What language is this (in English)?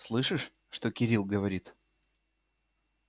Russian